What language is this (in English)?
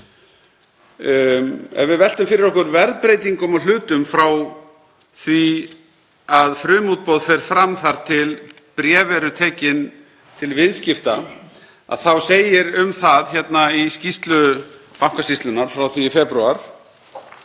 Icelandic